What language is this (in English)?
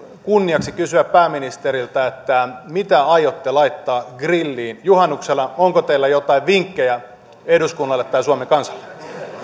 Finnish